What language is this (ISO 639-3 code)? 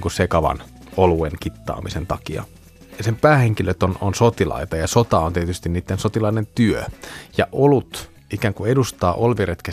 fin